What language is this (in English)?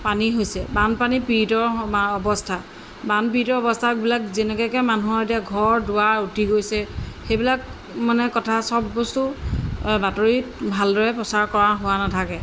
Assamese